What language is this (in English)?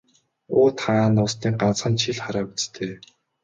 Mongolian